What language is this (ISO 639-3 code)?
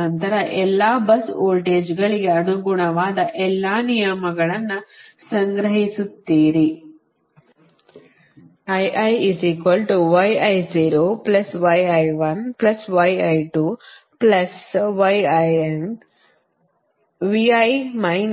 kan